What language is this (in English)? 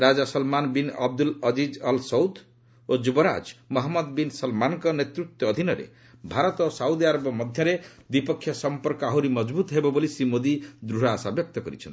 Odia